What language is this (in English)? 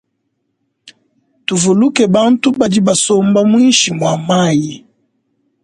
Luba-Lulua